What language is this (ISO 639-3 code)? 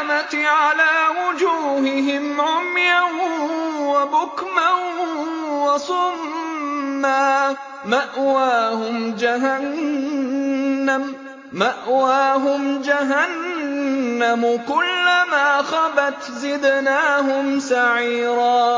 ara